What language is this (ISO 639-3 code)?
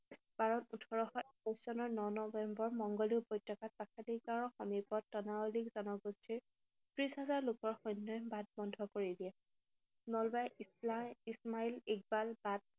asm